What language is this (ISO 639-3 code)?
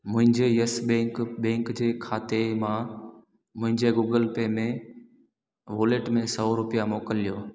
snd